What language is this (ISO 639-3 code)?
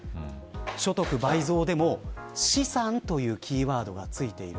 jpn